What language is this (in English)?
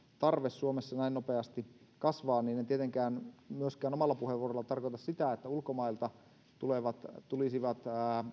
Finnish